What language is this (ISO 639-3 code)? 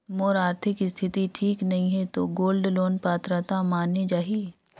hne